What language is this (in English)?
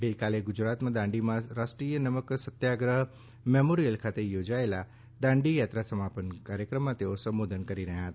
Gujarati